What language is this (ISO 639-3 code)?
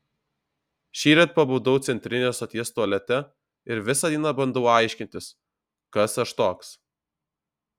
lit